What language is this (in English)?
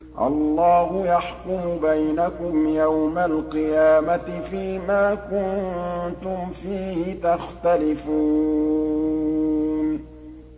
Arabic